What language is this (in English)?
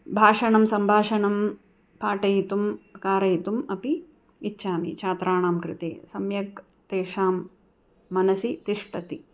Sanskrit